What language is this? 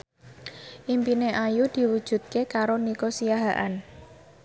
Javanese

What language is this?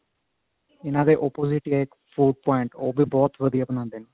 Punjabi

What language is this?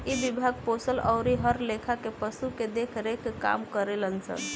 Bhojpuri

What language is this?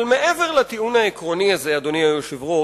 Hebrew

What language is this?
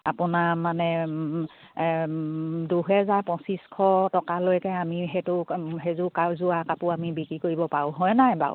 Assamese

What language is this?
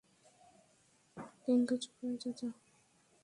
Bangla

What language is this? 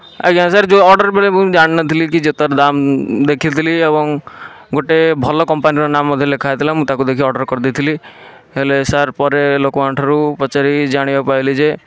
Odia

